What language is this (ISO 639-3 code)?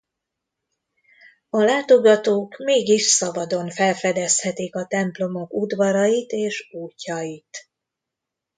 hun